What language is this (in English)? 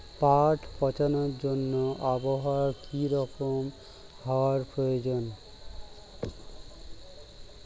Bangla